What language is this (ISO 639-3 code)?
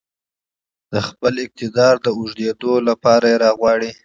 pus